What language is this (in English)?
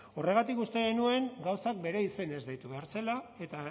Basque